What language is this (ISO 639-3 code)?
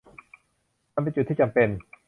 tha